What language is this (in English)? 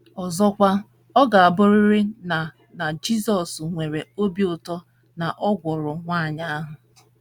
Igbo